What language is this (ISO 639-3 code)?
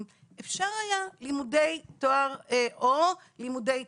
heb